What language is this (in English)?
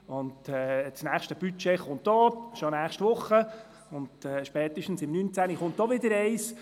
Swiss German